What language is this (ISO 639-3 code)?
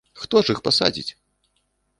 bel